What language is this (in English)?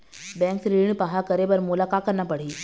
Chhattisgarhi